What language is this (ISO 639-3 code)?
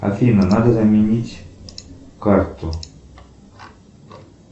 rus